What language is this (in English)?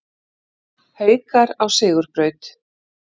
Icelandic